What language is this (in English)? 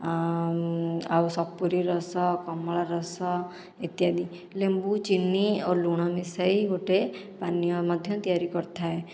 Odia